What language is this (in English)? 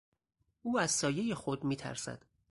Persian